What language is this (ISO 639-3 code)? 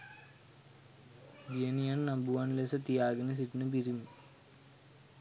sin